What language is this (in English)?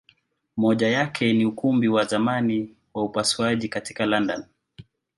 Swahili